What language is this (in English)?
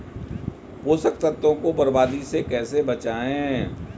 Hindi